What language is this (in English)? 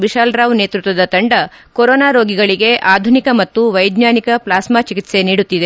Kannada